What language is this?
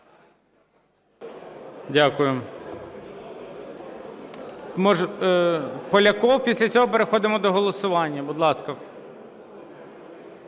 Ukrainian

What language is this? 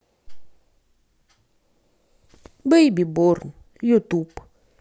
Russian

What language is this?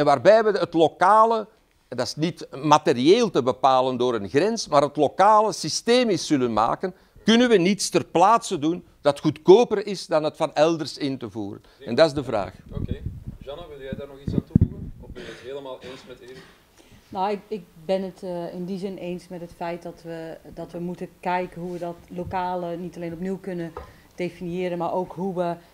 Dutch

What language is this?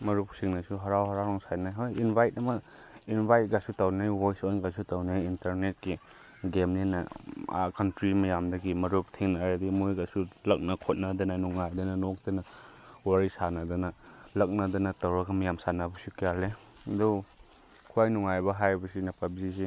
Manipuri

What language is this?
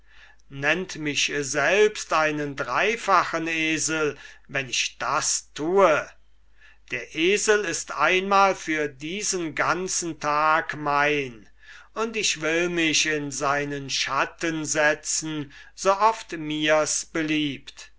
German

